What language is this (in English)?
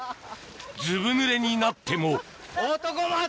Japanese